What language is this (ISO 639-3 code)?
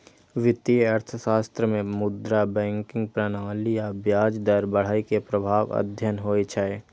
mai